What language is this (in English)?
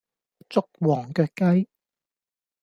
Cantonese